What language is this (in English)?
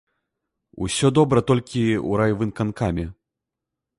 Belarusian